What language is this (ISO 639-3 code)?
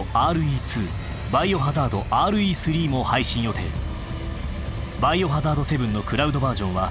jpn